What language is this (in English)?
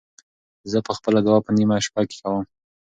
Pashto